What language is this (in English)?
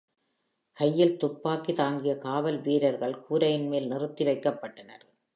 Tamil